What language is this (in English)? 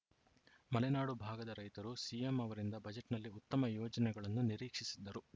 Kannada